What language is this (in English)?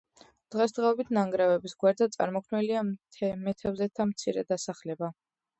Georgian